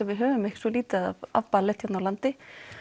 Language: Icelandic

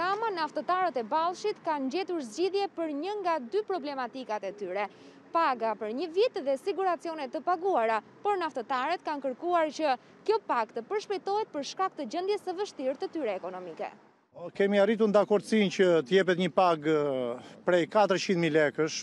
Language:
Romanian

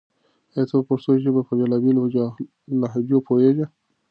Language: Pashto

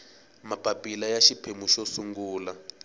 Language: Tsonga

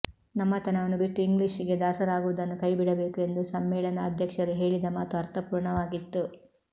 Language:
Kannada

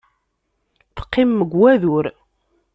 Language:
Kabyle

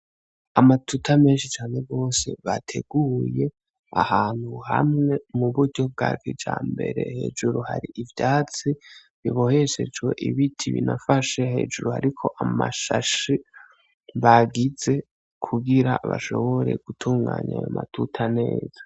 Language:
Rundi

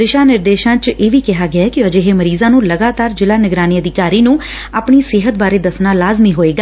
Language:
Punjabi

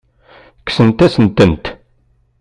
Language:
Kabyle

